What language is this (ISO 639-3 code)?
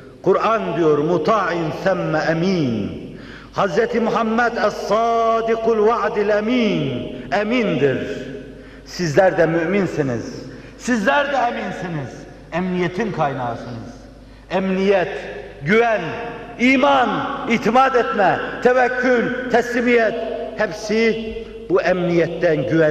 tur